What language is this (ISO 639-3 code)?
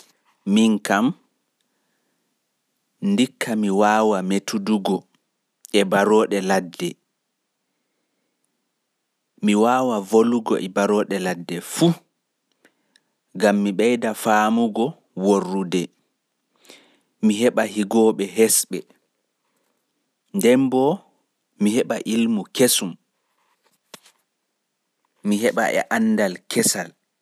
ful